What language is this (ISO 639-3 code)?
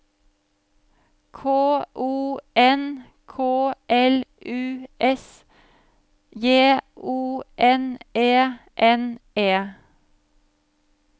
nor